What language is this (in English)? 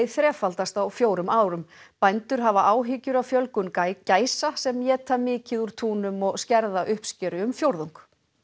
Icelandic